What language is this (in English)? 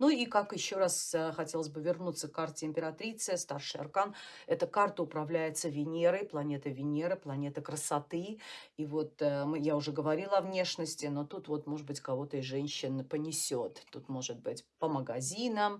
Russian